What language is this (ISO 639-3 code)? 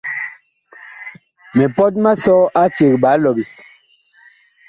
bkh